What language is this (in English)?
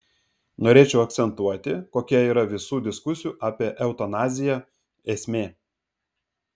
Lithuanian